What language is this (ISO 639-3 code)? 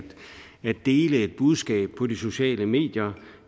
dan